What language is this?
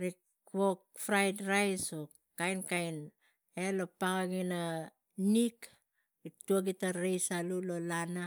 Tigak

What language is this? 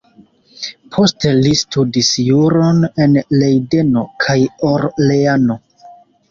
Esperanto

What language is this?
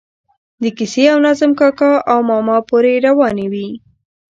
Pashto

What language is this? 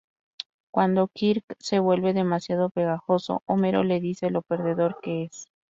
Spanish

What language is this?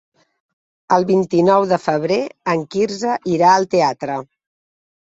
Catalan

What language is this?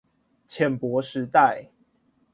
Chinese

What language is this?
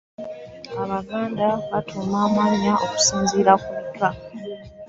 Ganda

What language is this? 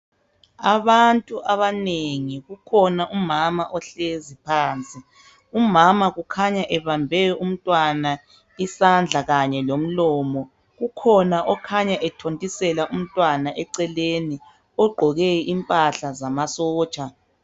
North Ndebele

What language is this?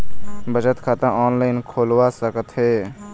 Chhattisgarhi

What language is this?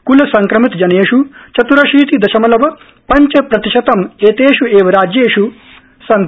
Sanskrit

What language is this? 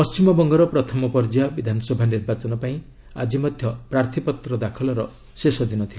Odia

